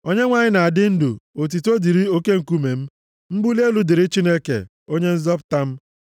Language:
Igbo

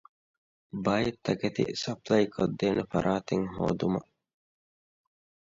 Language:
Divehi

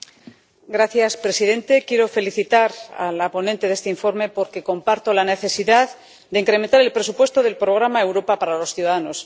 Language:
Spanish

